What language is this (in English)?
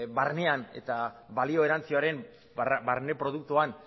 Basque